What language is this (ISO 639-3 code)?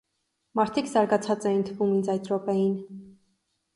hye